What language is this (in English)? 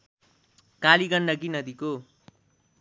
Nepali